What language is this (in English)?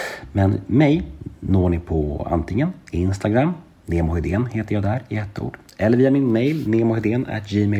Swedish